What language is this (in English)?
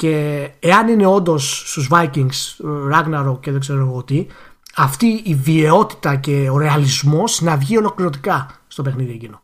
Greek